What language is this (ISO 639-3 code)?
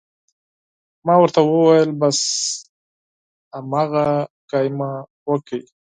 pus